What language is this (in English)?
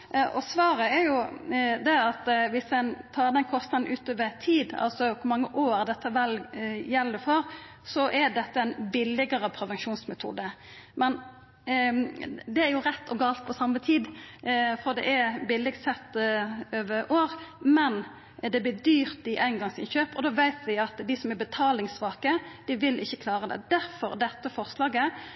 Norwegian Nynorsk